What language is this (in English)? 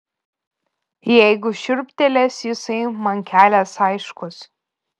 Lithuanian